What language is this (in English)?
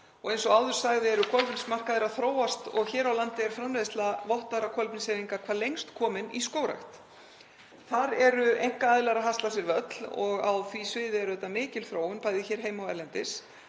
Icelandic